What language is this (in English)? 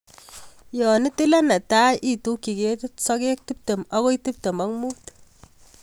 Kalenjin